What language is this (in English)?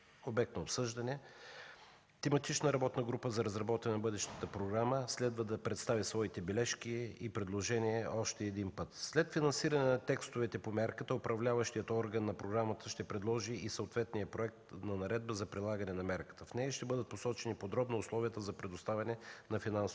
Bulgarian